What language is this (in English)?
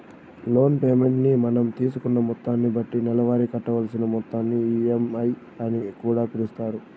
Telugu